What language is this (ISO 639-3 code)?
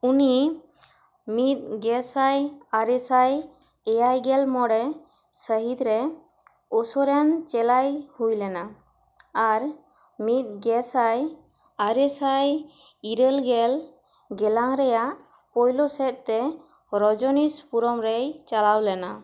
sat